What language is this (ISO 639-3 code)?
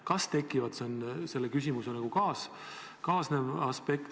est